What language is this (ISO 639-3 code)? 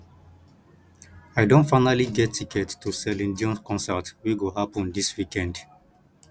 pcm